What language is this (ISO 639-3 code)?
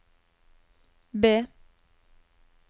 nor